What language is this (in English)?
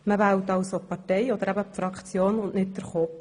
Swiss German